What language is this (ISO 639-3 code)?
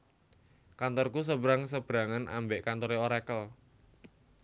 jav